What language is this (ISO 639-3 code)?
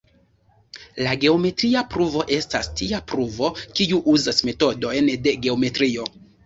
epo